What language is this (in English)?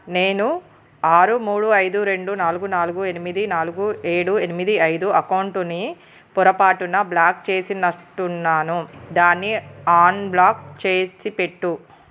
Telugu